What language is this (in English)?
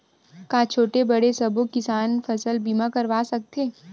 Chhattisgarhi